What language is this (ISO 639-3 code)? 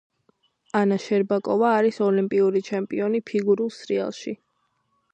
kat